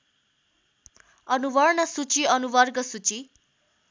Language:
Nepali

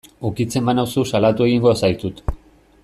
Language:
Basque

